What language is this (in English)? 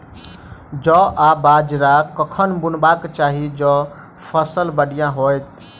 Maithili